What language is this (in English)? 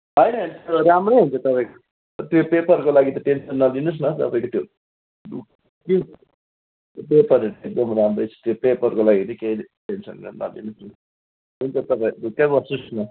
Nepali